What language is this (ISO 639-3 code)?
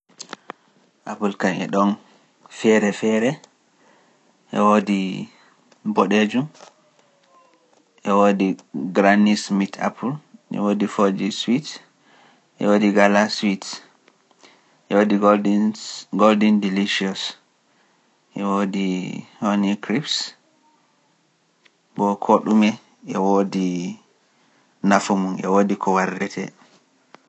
fuf